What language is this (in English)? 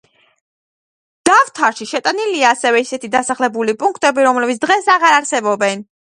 Georgian